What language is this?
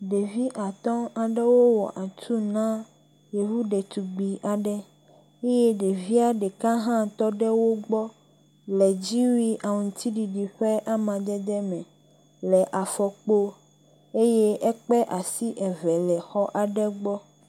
Ewe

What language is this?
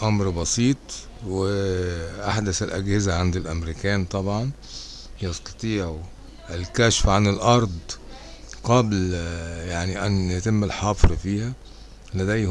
Arabic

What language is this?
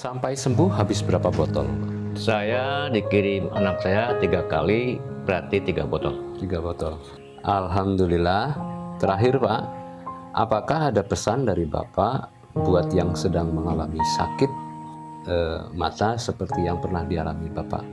Indonesian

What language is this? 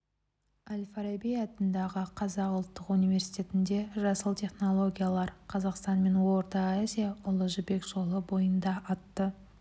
Kazakh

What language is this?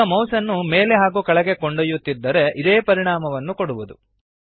Kannada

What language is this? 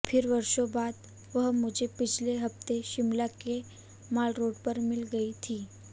Hindi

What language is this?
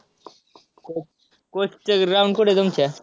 Marathi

